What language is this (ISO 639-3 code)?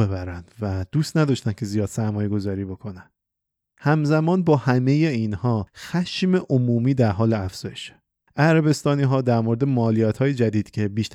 fas